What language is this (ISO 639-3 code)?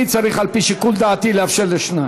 heb